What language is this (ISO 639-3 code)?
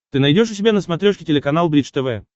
rus